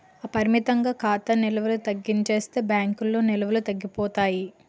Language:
Telugu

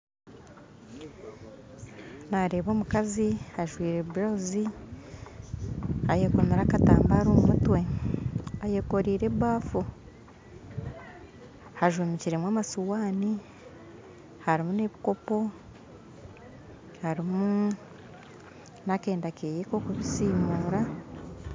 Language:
Nyankole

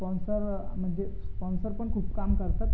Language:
Marathi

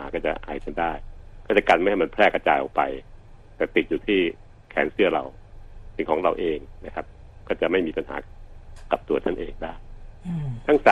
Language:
Thai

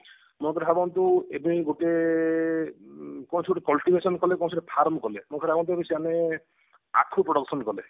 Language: Odia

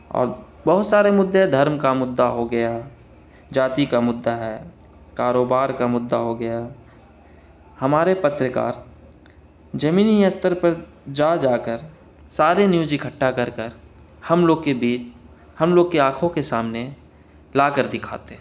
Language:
Urdu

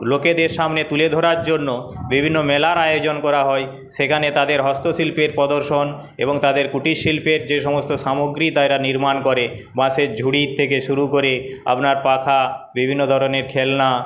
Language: Bangla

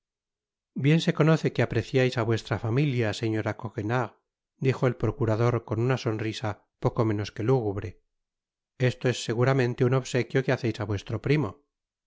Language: Spanish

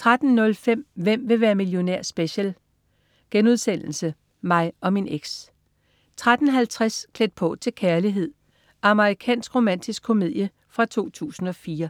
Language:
Danish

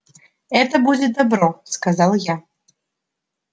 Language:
Russian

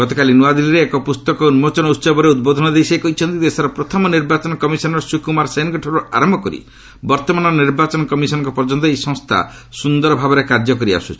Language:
Odia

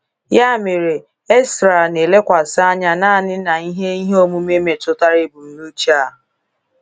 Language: Igbo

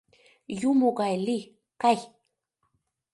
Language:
Mari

